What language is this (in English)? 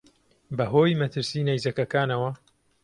Central Kurdish